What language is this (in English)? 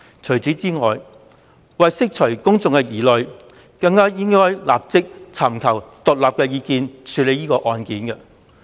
Cantonese